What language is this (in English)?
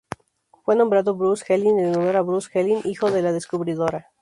Spanish